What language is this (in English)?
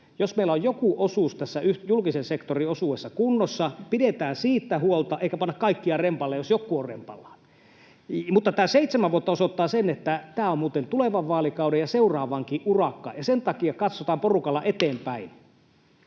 Finnish